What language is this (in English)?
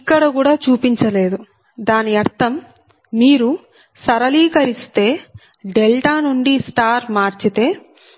Telugu